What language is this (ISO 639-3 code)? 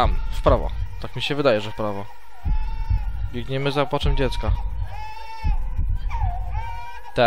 pol